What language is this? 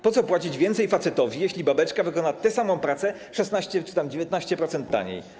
Polish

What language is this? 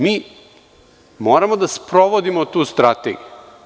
Serbian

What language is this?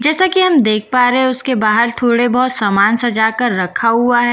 Hindi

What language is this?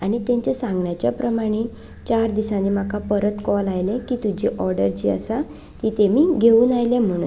Konkani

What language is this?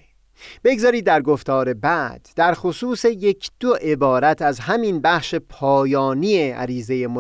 Persian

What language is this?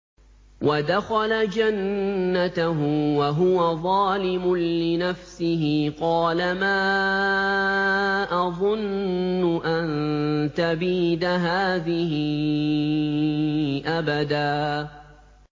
Arabic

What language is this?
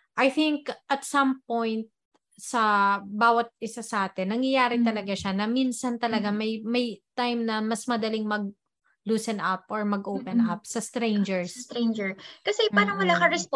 Filipino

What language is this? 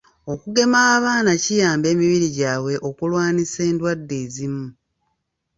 Ganda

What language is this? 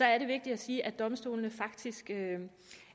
Danish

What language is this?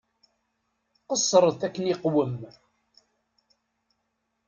Kabyle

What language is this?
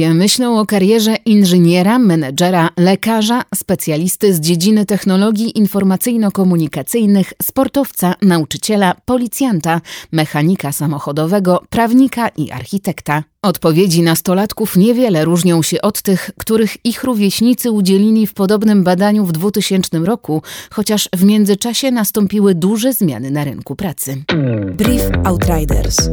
Polish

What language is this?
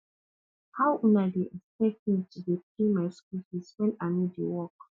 Nigerian Pidgin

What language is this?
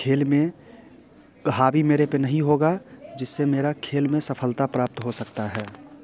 Hindi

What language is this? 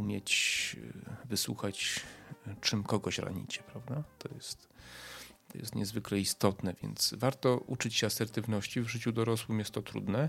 Polish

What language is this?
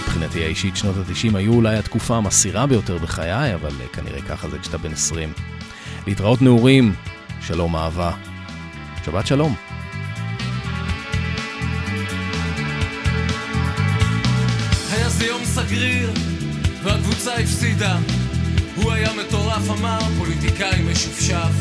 Hebrew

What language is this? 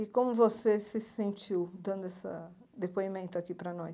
Portuguese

